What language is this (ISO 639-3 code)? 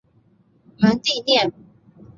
zho